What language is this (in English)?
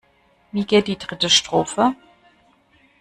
German